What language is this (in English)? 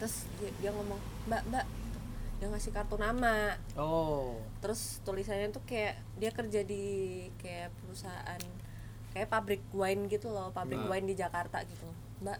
Indonesian